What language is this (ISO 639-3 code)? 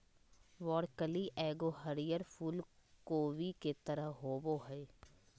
mag